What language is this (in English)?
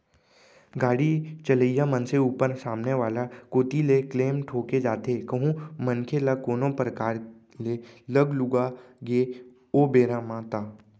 Chhattisgarhi